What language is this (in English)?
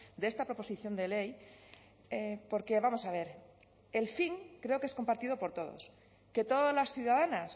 Spanish